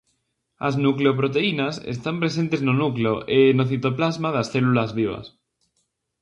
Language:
Galician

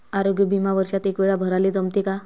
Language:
Marathi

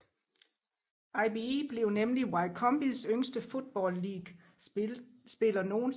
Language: Danish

